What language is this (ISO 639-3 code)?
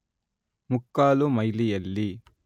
kan